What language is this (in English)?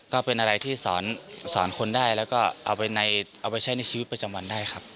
Thai